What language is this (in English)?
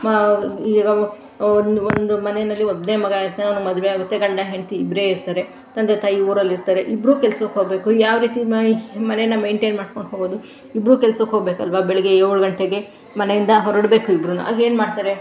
Kannada